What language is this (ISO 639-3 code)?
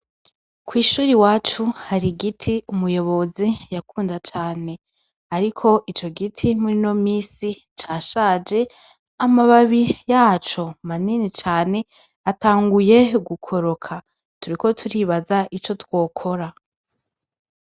run